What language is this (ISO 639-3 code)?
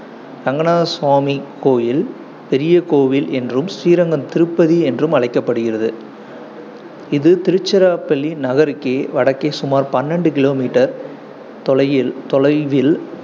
tam